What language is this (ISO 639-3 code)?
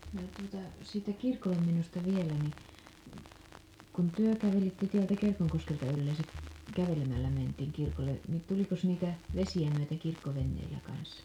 fin